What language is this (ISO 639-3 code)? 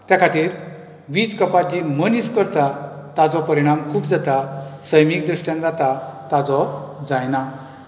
kok